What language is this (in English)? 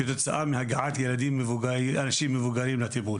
Hebrew